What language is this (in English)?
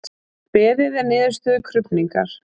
Icelandic